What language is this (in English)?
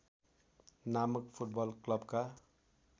Nepali